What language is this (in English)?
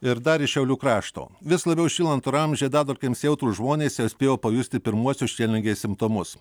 Lithuanian